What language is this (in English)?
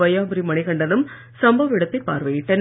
Tamil